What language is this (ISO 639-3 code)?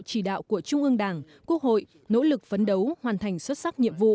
vie